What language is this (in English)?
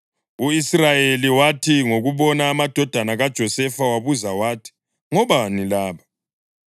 North Ndebele